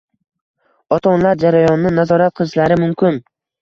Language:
Uzbek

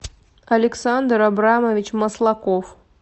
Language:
Russian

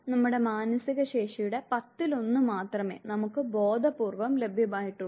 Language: Malayalam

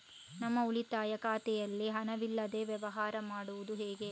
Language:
Kannada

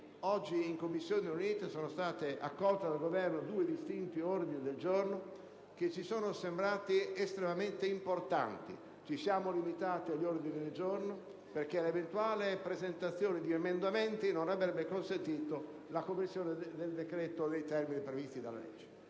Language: Italian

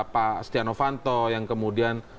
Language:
Indonesian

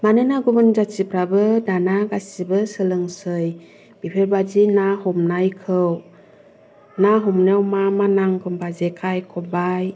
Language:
Bodo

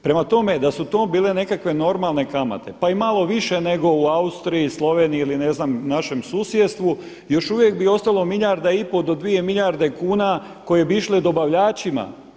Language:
Croatian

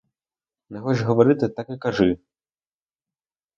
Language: Ukrainian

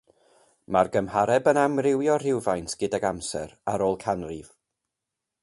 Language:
Welsh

